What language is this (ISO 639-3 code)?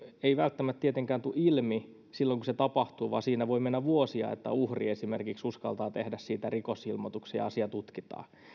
fin